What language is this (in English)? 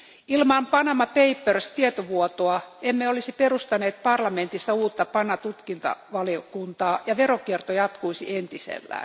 Finnish